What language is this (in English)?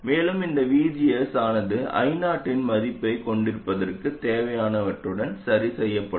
Tamil